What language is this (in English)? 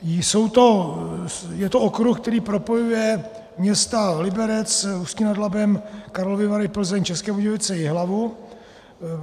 Czech